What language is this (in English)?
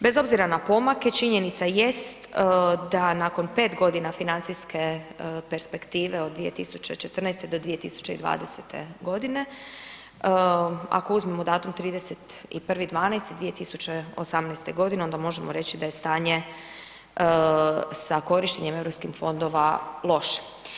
Croatian